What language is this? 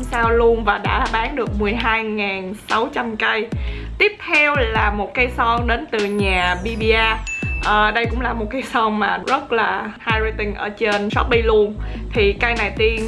Vietnamese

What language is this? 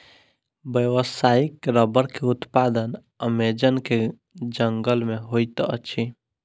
Maithili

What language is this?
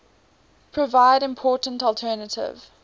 English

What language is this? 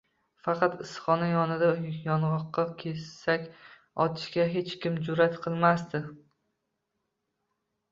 Uzbek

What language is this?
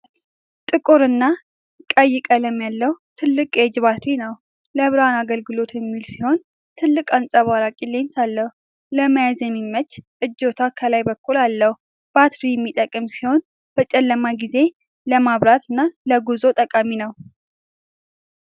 Amharic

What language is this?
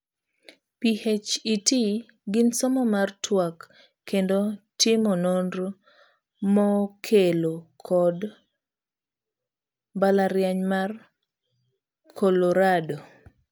Luo (Kenya and Tanzania)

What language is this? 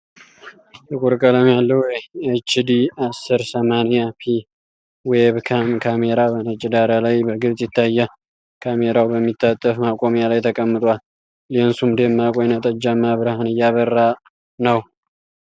Amharic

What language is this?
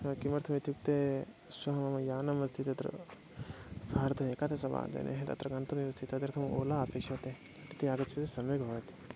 Sanskrit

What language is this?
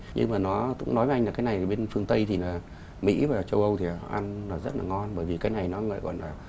Vietnamese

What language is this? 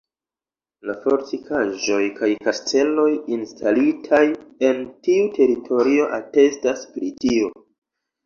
Esperanto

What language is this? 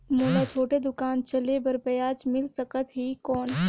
Chhattisgarhi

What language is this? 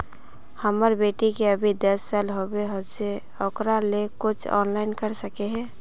Magahi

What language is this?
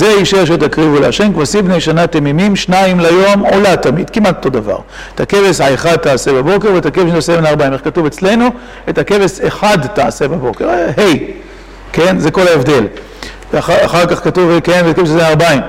Hebrew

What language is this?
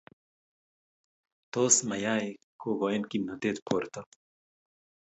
Kalenjin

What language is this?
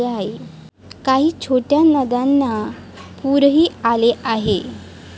Marathi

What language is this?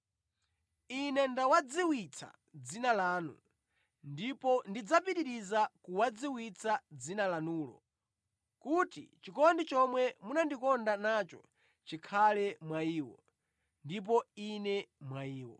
Nyanja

